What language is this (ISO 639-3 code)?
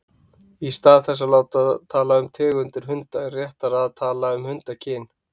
isl